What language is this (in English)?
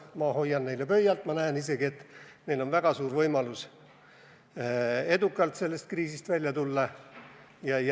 Estonian